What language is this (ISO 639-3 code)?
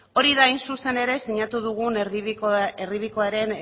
eus